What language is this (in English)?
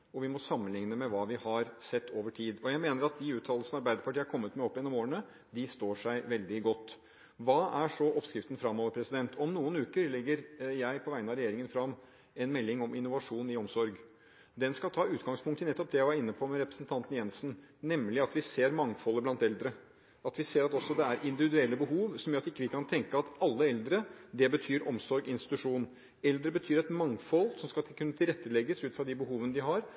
Norwegian Bokmål